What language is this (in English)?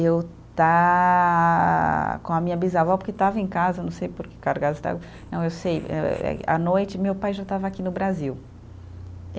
Portuguese